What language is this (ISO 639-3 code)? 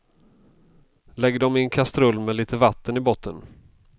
swe